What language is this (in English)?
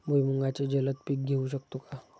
Marathi